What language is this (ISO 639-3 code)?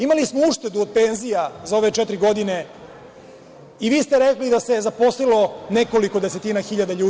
srp